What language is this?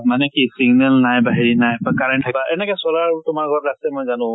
Assamese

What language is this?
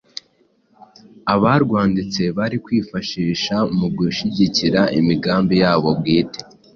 Kinyarwanda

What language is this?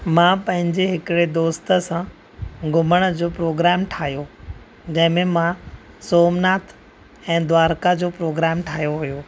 Sindhi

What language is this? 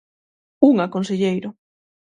Galician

